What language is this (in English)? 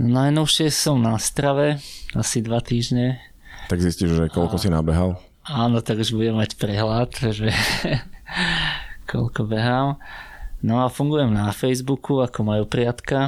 Slovak